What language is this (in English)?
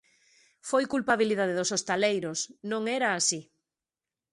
Galician